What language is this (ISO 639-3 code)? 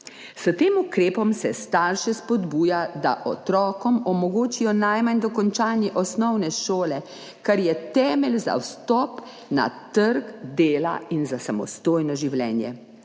slv